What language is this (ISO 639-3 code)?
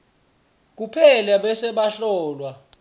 ssw